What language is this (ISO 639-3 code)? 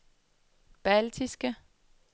dan